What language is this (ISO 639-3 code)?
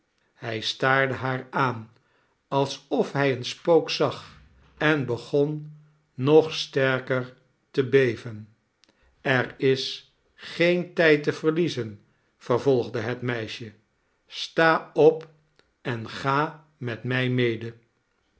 nld